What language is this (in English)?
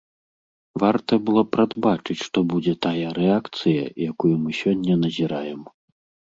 Belarusian